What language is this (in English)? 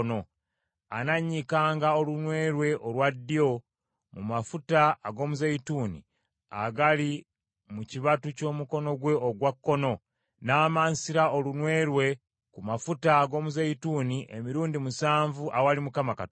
Ganda